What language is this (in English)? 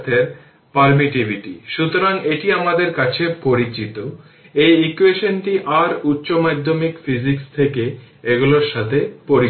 Bangla